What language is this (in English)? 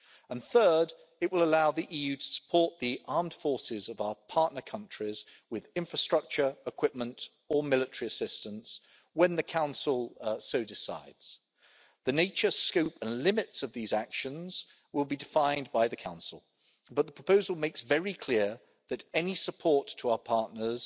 English